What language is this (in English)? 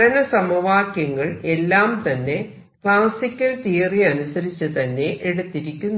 Malayalam